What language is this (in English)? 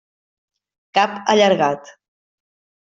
Catalan